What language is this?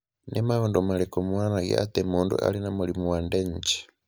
Kikuyu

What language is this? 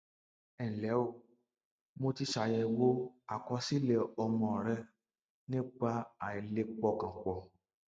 Yoruba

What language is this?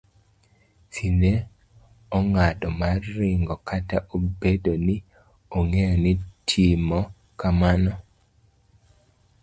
Luo (Kenya and Tanzania)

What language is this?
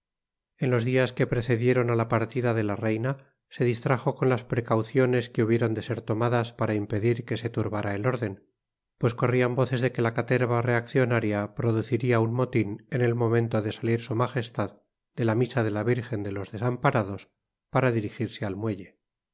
Spanish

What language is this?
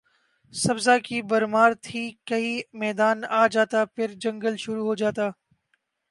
Urdu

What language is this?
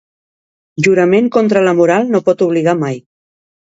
Catalan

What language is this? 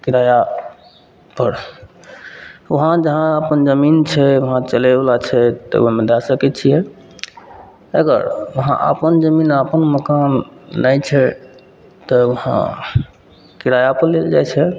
Maithili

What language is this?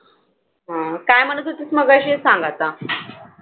Marathi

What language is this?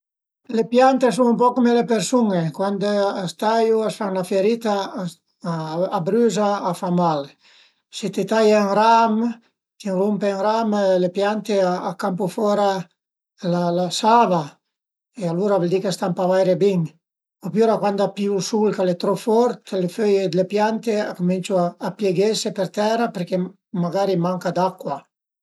Piedmontese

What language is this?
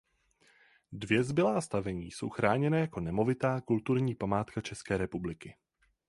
Czech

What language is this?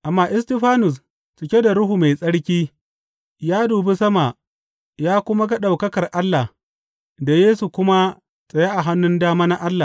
Hausa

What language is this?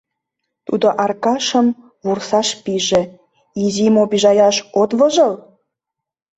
Mari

